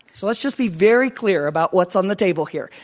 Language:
English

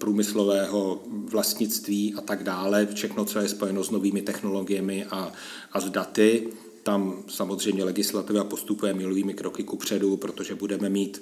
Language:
Czech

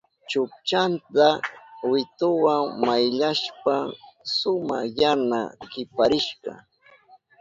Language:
Southern Pastaza Quechua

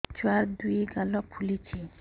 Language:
Odia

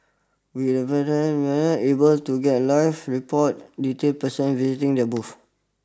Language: English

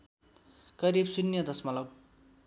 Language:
Nepali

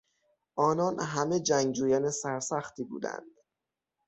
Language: Persian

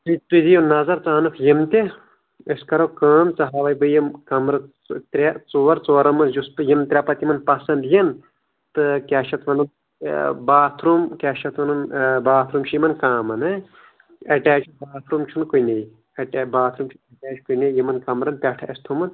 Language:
Kashmiri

